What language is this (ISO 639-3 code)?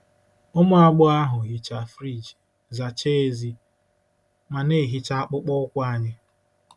ibo